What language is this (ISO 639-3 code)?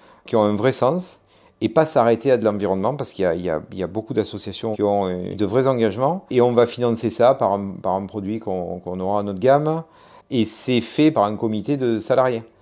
fra